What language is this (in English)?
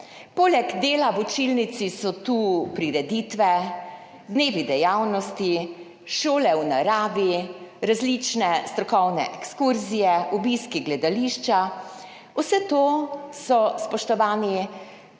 Slovenian